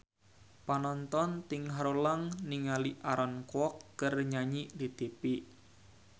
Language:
Sundanese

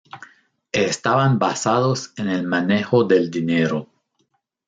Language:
Spanish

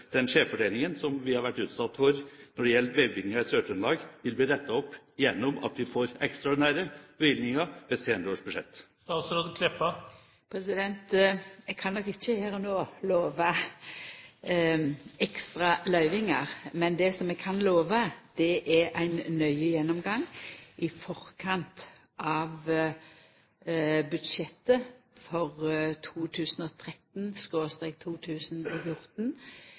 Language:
Norwegian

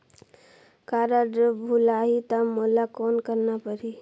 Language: Chhattisgarhi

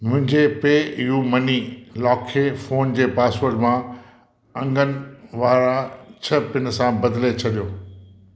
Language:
Sindhi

